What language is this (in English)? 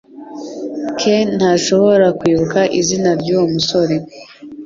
Kinyarwanda